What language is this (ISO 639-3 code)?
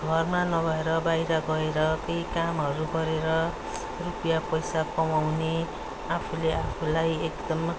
nep